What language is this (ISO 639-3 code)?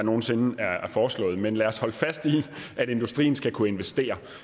dan